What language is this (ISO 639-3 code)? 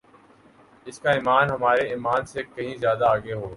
urd